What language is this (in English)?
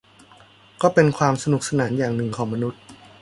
Thai